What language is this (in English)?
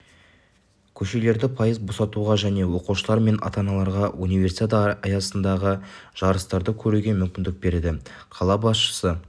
Kazakh